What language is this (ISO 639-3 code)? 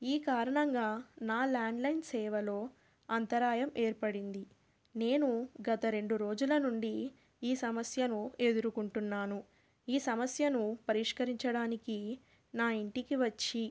tel